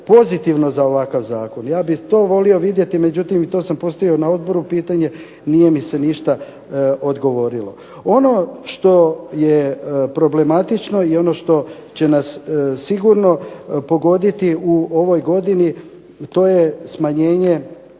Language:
Croatian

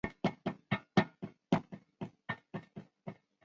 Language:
Chinese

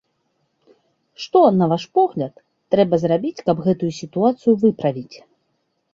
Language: Belarusian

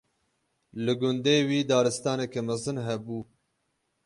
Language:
Kurdish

